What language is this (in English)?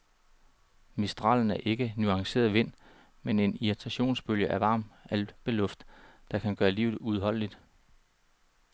Danish